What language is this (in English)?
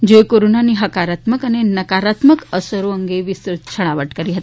Gujarati